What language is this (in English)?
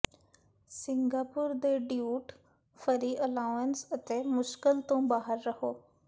Punjabi